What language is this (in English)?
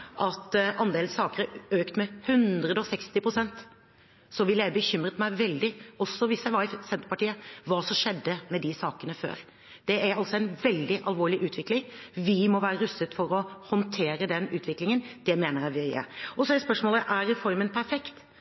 Norwegian Bokmål